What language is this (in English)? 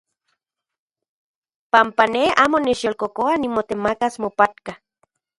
Central Puebla Nahuatl